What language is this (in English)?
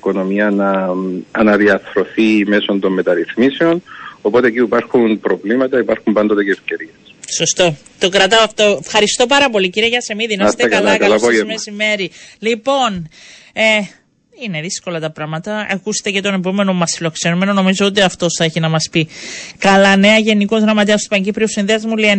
Greek